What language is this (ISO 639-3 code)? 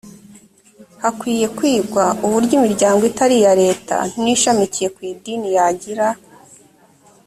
kin